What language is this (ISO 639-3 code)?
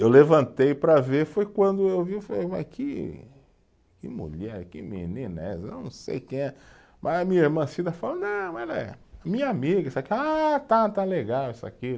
por